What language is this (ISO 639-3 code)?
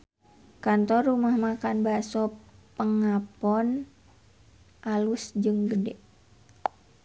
sun